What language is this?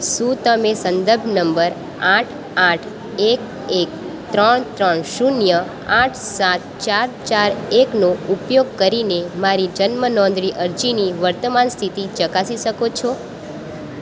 Gujarati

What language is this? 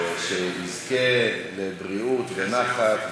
Hebrew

